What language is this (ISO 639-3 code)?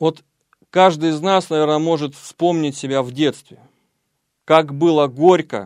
rus